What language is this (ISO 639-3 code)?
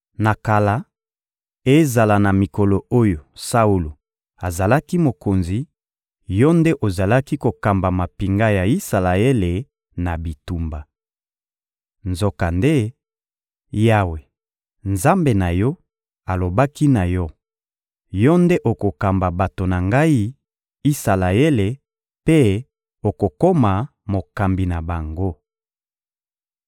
lin